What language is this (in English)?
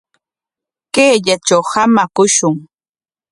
Corongo Ancash Quechua